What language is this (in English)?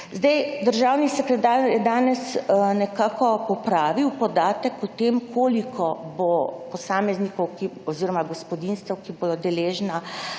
Slovenian